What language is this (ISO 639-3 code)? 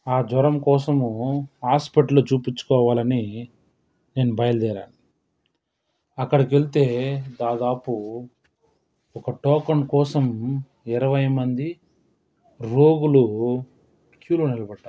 tel